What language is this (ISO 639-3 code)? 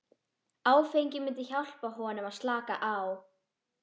isl